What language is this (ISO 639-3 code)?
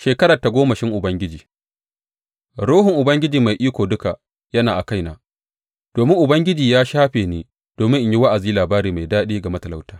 hau